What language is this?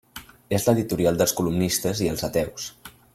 Catalan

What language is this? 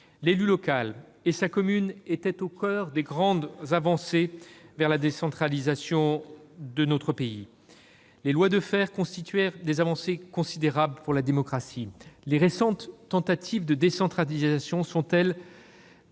French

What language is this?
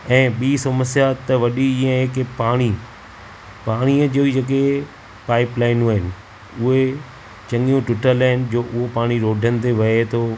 Sindhi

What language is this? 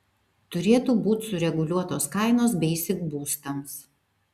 Lithuanian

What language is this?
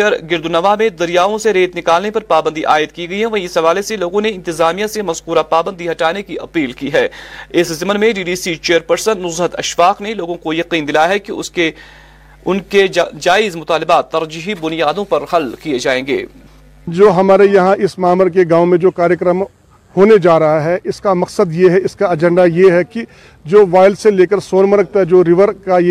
Urdu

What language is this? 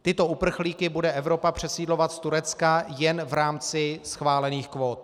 Czech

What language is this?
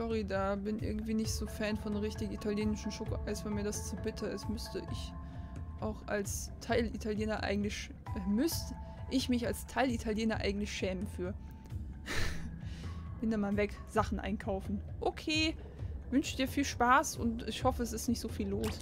German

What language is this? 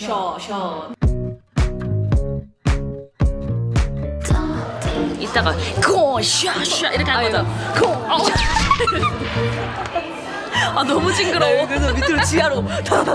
Korean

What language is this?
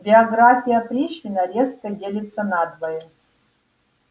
Russian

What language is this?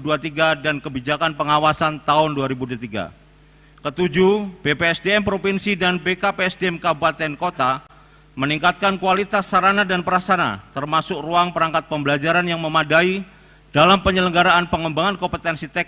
Indonesian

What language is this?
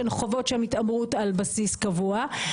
Hebrew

